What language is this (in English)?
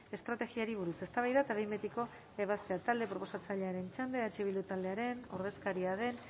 Basque